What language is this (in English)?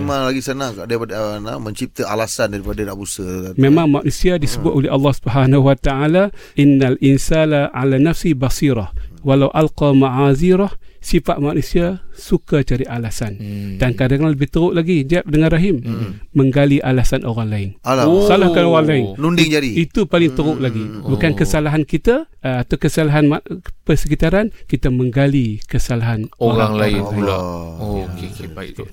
Malay